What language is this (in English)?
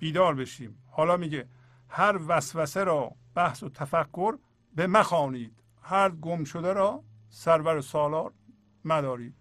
Persian